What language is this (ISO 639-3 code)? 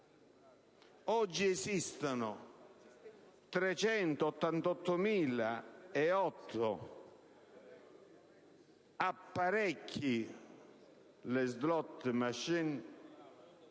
ita